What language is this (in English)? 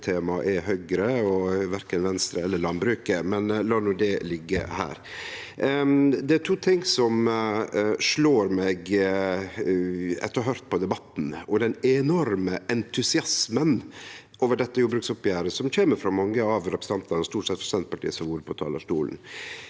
Norwegian